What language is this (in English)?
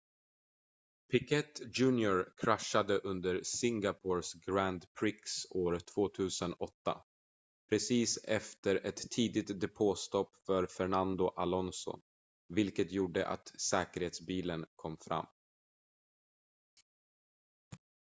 Swedish